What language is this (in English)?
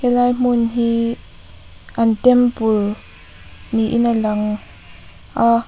Mizo